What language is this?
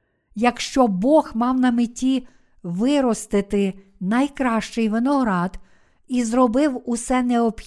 Ukrainian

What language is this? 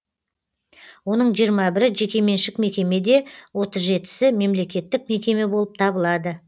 Kazakh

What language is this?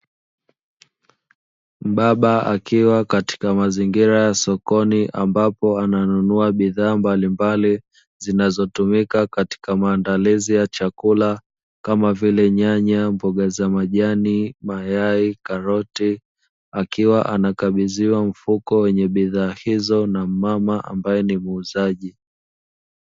Swahili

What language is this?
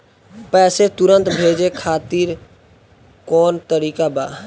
Bhojpuri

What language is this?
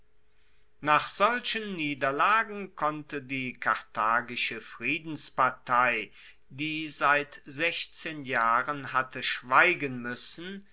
German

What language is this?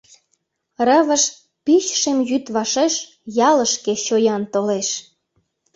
Mari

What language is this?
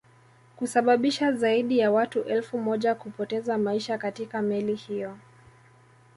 Swahili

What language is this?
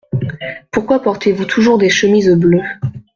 French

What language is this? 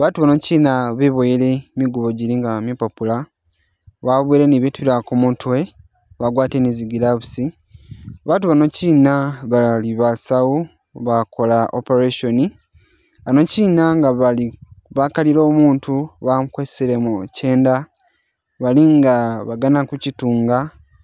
Masaaba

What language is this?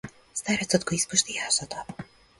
Macedonian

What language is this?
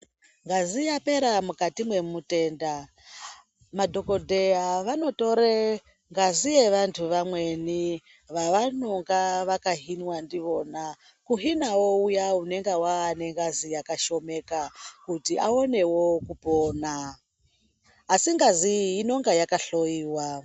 Ndau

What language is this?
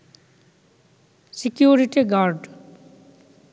Bangla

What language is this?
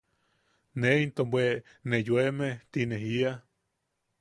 Yaqui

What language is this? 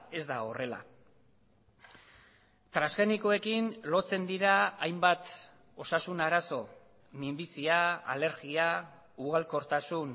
Basque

